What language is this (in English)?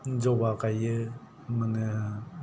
Bodo